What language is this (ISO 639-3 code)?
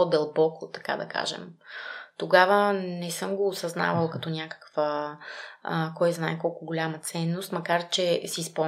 bul